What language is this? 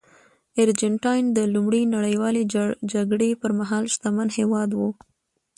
Pashto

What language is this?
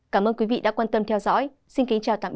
Vietnamese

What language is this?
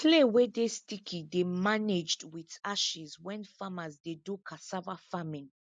Nigerian Pidgin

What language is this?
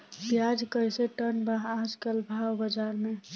Bhojpuri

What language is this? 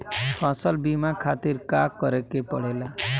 Bhojpuri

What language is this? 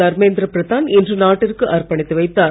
Tamil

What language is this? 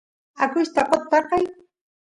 Santiago del Estero Quichua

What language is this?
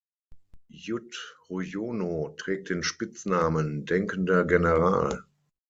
German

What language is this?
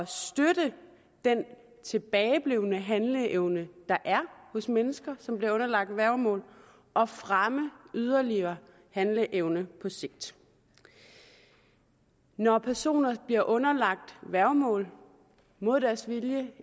Danish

